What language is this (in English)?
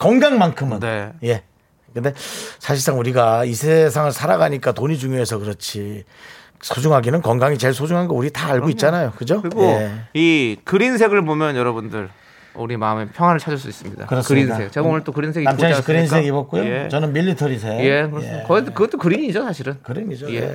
Korean